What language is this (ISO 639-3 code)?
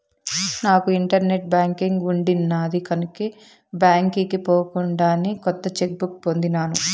tel